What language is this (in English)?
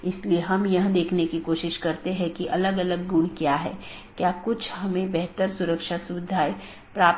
Hindi